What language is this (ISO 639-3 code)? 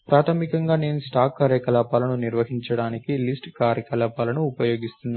tel